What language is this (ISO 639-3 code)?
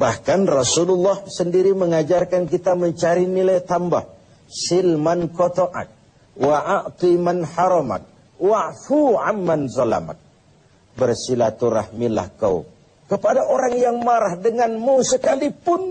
ind